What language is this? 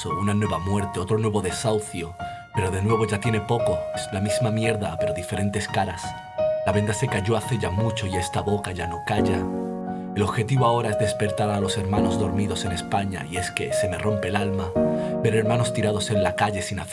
Spanish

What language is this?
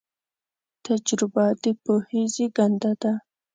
Pashto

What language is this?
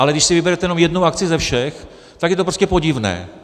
Czech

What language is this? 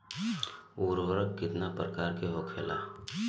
Bhojpuri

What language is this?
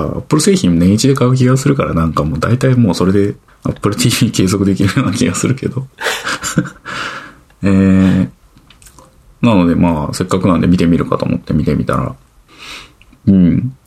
Japanese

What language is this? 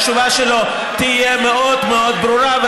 Hebrew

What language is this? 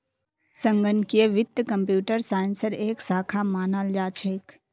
Magahi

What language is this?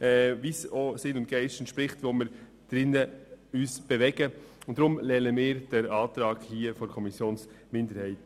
Swiss German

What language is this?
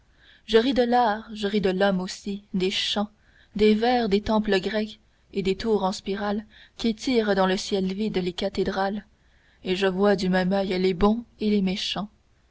French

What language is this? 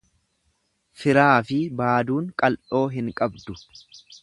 Oromo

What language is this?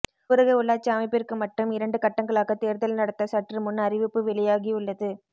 Tamil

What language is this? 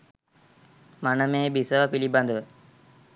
Sinhala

